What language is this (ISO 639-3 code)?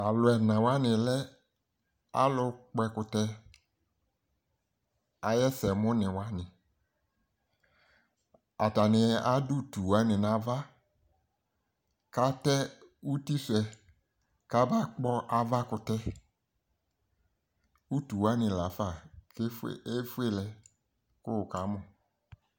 kpo